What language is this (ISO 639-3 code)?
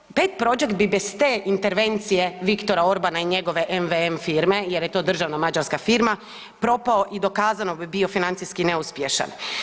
hrv